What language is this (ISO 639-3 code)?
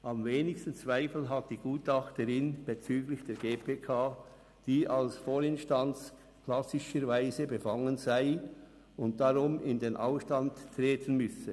gsw